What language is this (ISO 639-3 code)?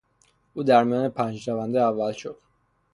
fas